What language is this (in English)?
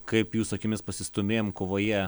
Lithuanian